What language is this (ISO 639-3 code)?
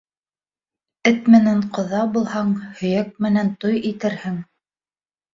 bak